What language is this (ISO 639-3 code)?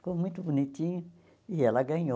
por